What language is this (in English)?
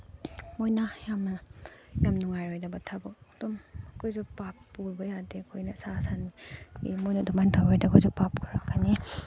Manipuri